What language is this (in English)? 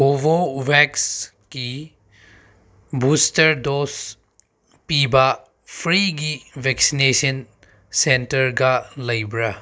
Manipuri